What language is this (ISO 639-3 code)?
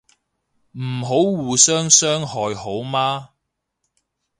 yue